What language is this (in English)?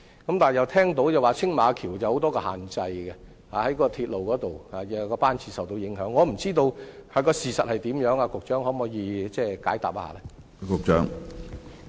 Cantonese